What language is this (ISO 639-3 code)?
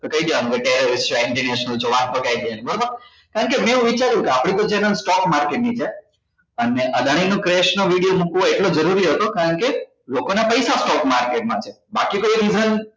guj